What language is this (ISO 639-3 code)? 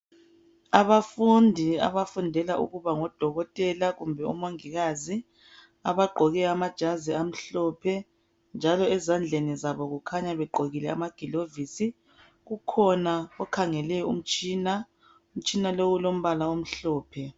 nde